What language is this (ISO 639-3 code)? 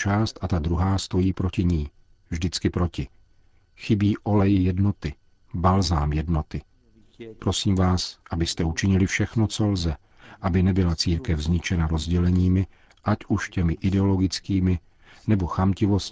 ces